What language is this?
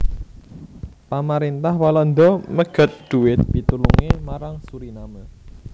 Javanese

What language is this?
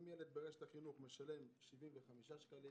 Hebrew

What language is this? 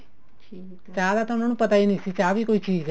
Punjabi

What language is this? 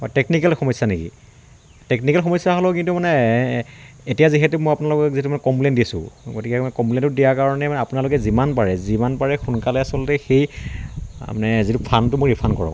Assamese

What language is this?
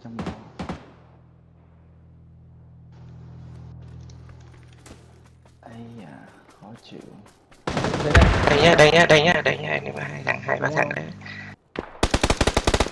Vietnamese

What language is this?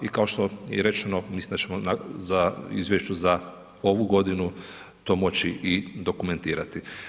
Croatian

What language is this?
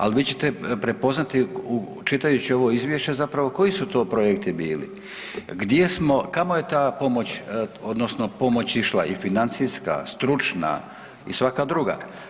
Croatian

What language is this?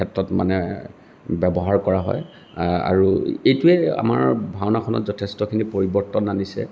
Assamese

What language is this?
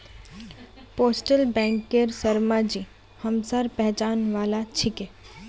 Magahi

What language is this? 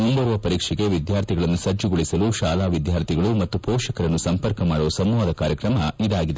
Kannada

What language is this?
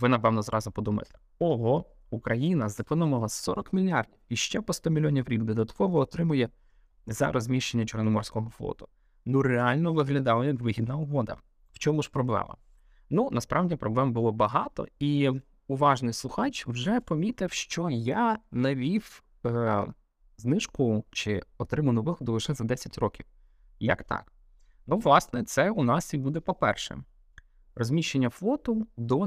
Ukrainian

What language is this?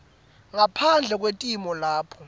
Swati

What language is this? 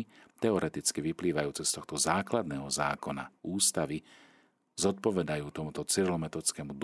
Slovak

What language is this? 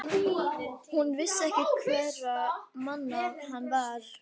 Icelandic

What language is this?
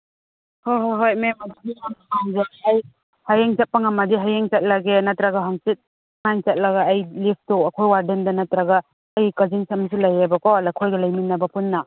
Manipuri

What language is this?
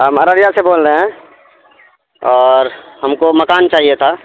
Urdu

